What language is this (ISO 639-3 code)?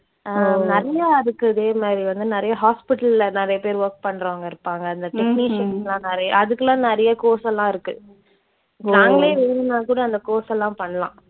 tam